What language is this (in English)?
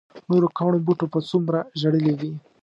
Pashto